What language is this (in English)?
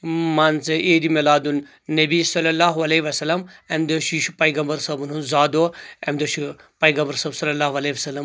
Kashmiri